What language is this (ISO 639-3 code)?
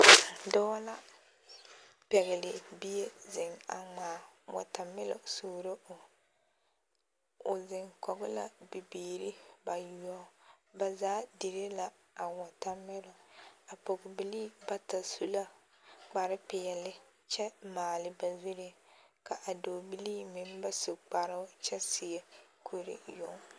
dga